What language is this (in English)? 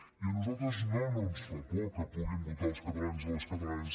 Catalan